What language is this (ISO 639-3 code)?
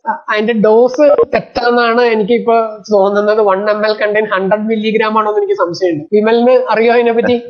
mal